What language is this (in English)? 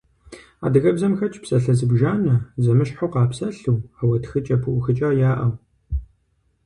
Kabardian